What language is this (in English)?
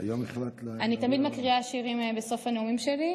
Hebrew